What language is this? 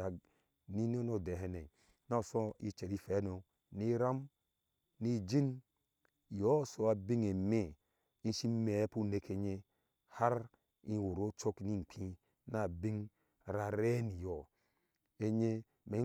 Ashe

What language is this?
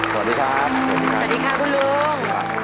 Thai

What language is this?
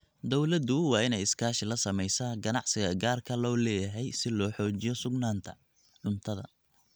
Somali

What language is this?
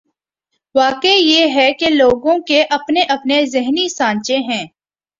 Urdu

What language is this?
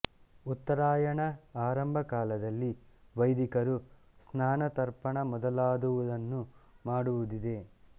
Kannada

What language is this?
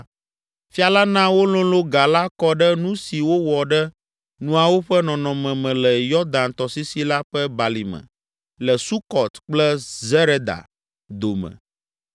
Ewe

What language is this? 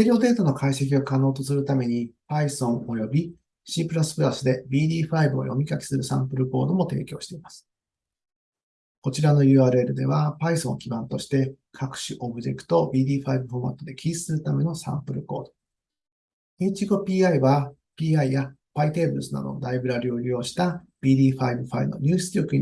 Japanese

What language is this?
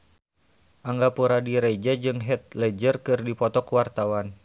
Sundanese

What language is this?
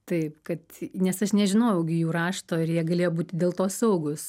Lithuanian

